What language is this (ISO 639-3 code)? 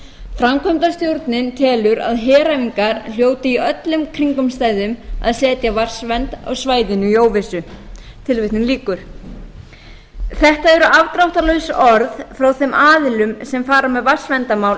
isl